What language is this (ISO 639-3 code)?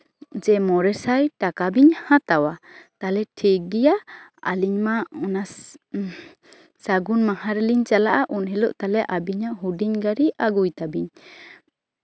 sat